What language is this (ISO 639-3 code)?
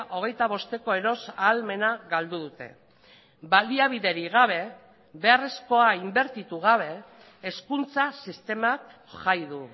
eus